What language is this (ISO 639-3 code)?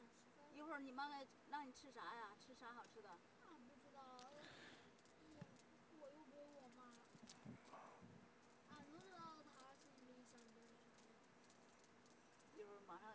zho